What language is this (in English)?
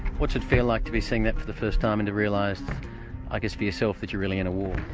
English